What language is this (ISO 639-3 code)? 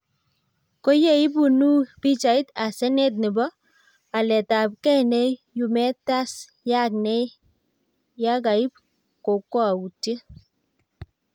kln